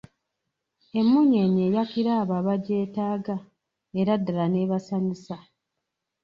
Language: Ganda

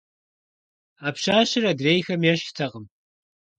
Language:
Kabardian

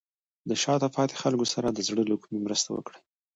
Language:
Pashto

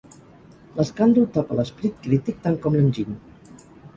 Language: Catalan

